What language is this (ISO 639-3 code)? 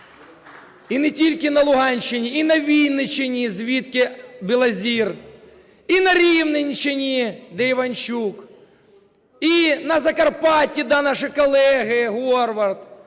ukr